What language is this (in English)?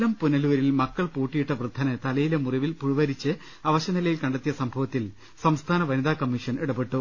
Malayalam